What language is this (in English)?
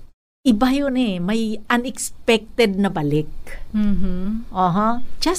Filipino